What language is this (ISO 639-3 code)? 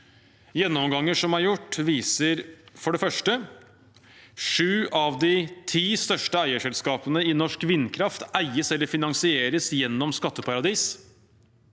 nor